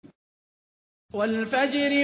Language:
Arabic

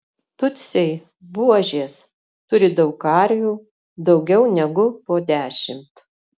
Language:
Lithuanian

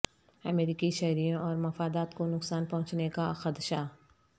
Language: Urdu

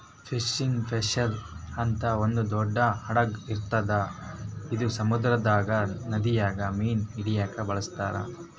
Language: Kannada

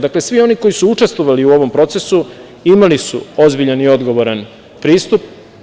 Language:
Serbian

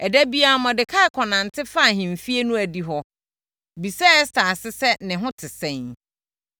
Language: Akan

